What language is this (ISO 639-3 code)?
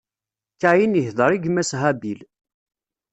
kab